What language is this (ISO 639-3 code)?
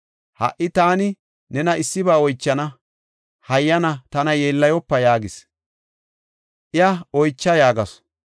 gof